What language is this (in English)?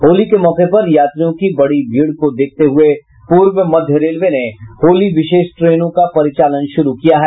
Hindi